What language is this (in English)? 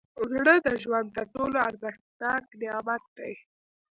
Pashto